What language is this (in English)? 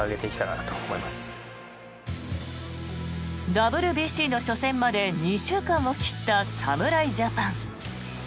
Japanese